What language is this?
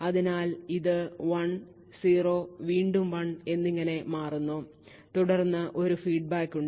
Malayalam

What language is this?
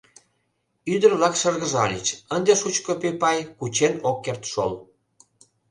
Mari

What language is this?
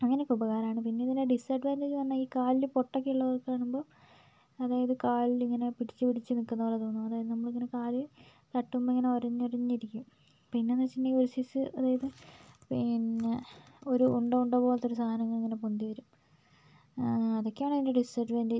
Malayalam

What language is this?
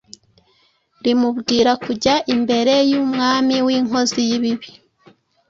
Kinyarwanda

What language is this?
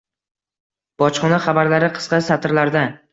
Uzbek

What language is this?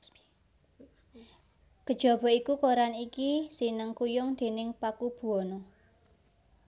Javanese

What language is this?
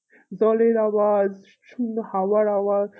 Bangla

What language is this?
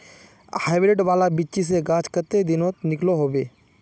Magahi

